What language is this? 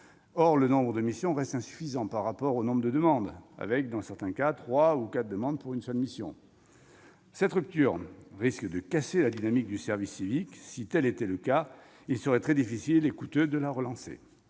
French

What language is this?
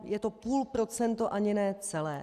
Czech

